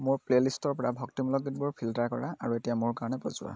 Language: Assamese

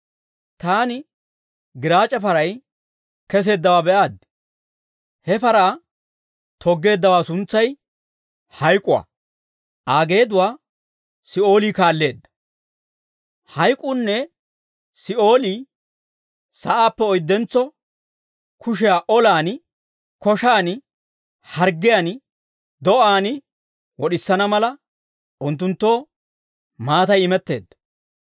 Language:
Dawro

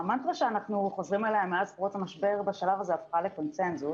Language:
Hebrew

